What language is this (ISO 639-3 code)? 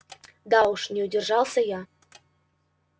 rus